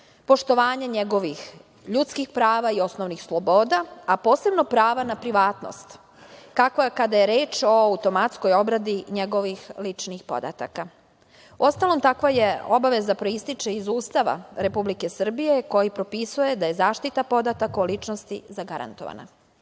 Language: Serbian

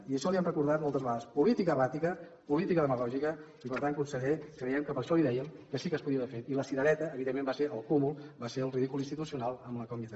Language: Catalan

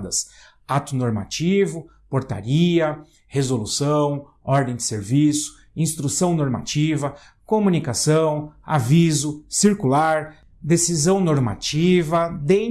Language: Portuguese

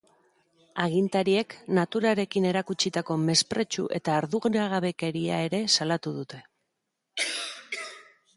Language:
Basque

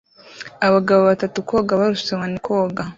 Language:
Kinyarwanda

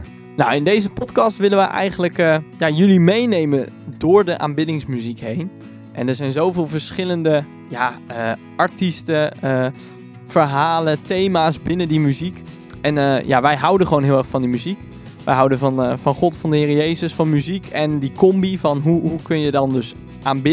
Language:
Dutch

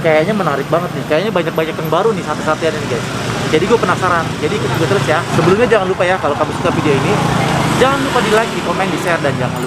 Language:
Indonesian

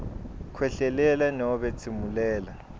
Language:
Swati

